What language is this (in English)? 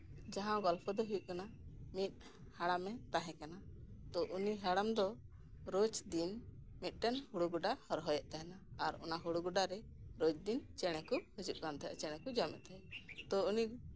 Santali